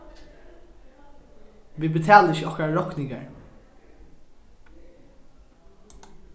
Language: Faroese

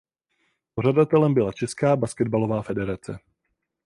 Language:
Czech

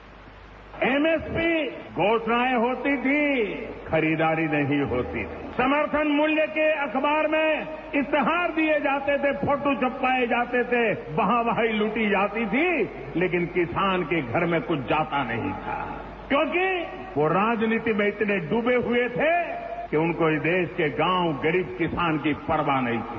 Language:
Hindi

